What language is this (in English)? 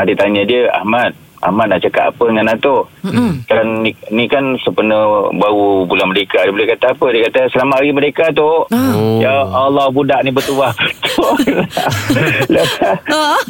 Malay